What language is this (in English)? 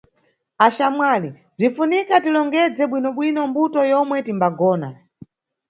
Nyungwe